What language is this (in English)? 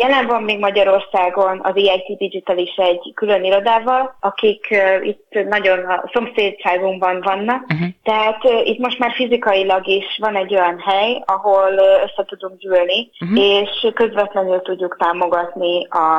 Hungarian